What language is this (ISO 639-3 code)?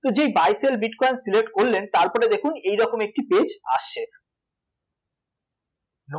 ben